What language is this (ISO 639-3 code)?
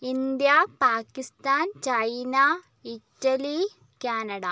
mal